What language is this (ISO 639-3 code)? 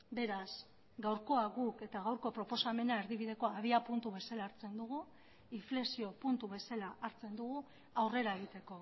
eus